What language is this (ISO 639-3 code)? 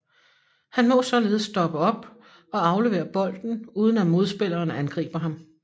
dan